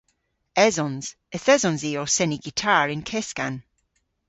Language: Cornish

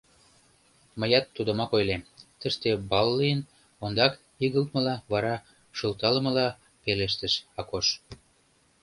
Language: Mari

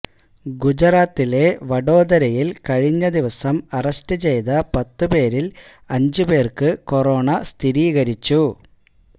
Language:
Malayalam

